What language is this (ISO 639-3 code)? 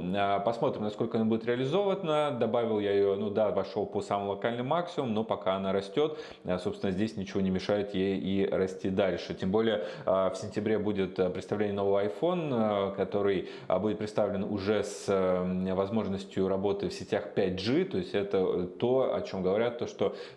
rus